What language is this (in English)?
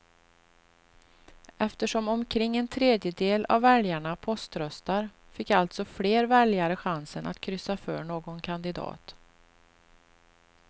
Swedish